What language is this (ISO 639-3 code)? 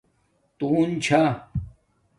dmk